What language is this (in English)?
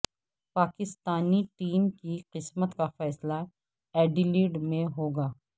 Urdu